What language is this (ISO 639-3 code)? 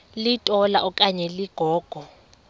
xho